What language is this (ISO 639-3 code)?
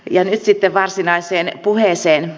fin